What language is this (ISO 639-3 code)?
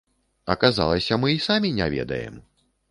bel